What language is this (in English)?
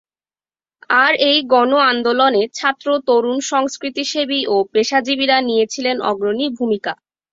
Bangla